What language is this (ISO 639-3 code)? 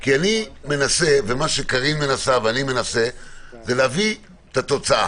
heb